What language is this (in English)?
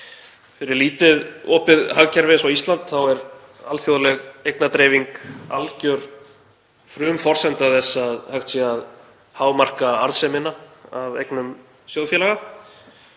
Icelandic